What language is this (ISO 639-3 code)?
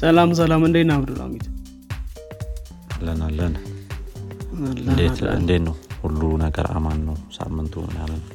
amh